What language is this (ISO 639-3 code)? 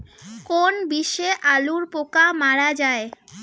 ben